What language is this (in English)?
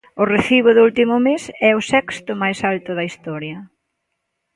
Galician